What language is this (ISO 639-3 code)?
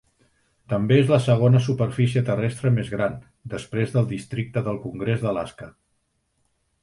cat